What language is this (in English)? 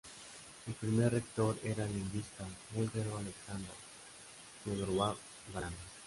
Spanish